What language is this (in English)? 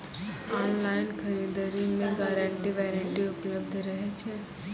Maithili